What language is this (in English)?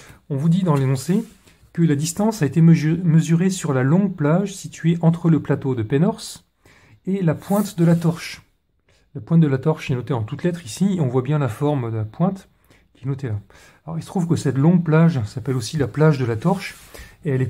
French